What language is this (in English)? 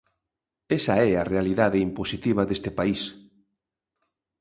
Galician